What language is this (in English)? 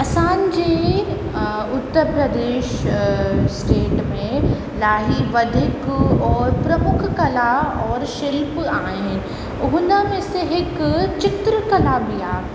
Sindhi